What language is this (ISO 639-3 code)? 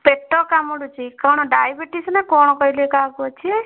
ori